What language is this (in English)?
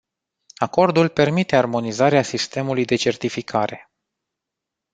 Romanian